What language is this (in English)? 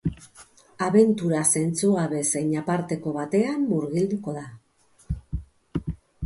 Basque